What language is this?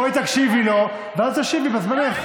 Hebrew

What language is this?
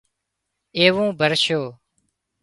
Wadiyara Koli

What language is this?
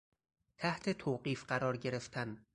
Persian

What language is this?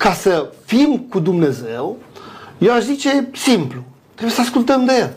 Romanian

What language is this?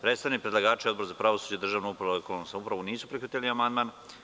Serbian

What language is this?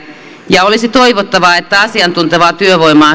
Finnish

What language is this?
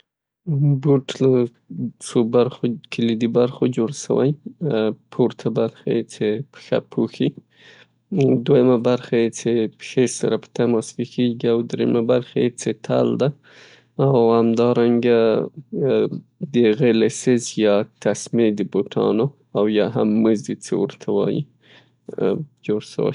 Pashto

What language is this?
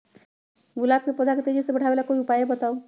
Magahi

